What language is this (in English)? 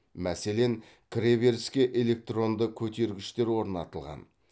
Kazakh